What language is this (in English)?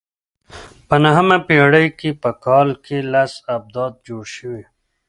Pashto